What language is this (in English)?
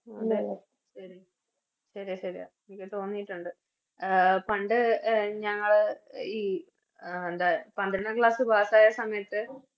Malayalam